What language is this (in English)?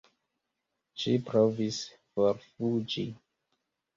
Esperanto